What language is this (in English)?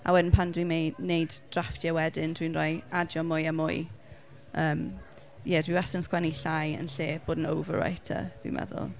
Welsh